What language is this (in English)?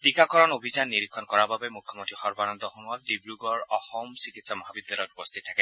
Assamese